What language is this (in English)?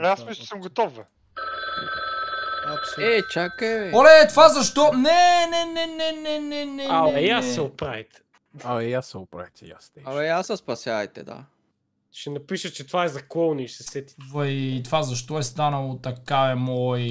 Bulgarian